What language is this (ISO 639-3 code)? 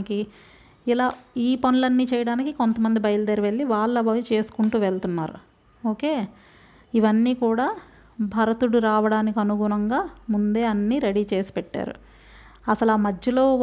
tel